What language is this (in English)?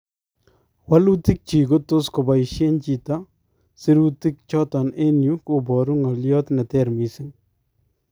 Kalenjin